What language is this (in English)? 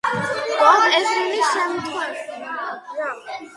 Georgian